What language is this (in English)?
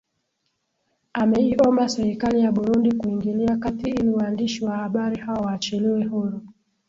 Swahili